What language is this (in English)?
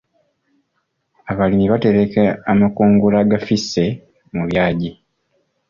Ganda